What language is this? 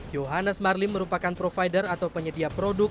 Indonesian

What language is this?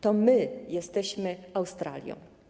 Polish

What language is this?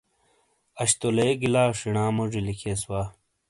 Shina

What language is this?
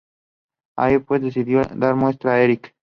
Spanish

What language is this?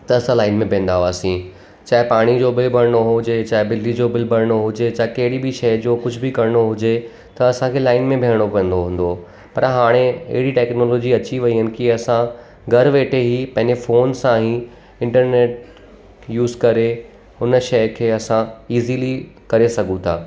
Sindhi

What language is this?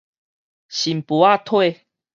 Min Nan Chinese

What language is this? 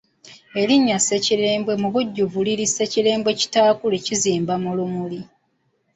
Ganda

